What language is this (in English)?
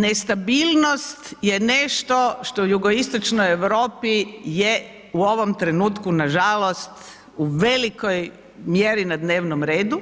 Croatian